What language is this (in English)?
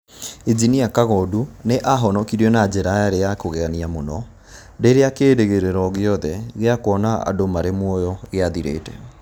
Kikuyu